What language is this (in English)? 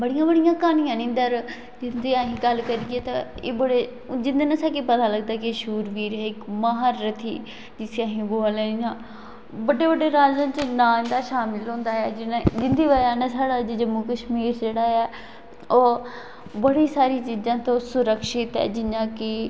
Dogri